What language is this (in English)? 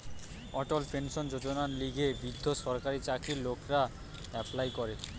Bangla